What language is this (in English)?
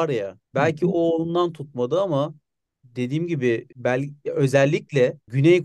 Turkish